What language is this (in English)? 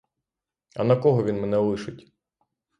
Ukrainian